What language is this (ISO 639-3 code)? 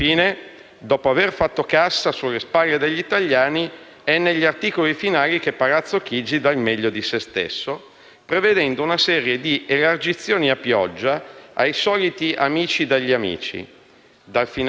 ita